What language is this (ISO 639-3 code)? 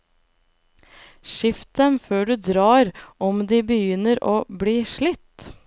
nor